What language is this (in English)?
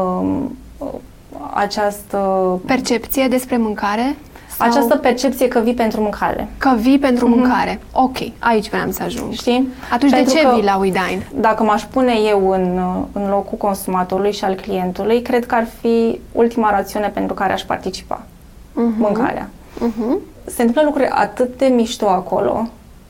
Romanian